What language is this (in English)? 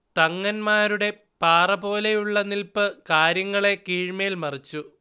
Malayalam